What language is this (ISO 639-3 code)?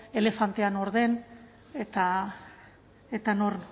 eus